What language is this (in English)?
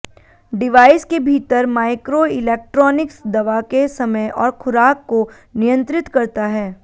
Hindi